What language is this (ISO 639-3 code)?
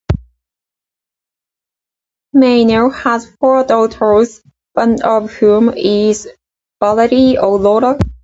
eng